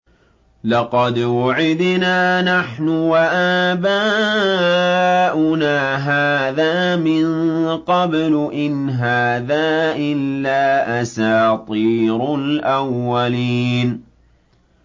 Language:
Arabic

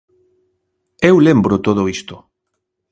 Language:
Galician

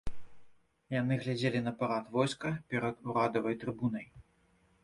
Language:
Belarusian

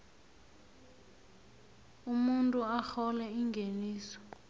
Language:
South Ndebele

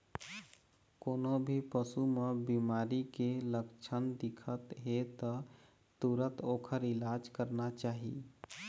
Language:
Chhattisgarhi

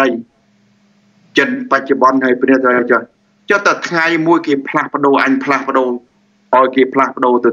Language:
Thai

